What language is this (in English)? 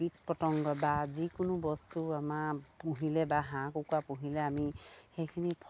Assamese